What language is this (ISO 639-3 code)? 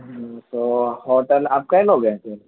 urd